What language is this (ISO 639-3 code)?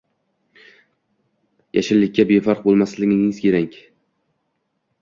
uzb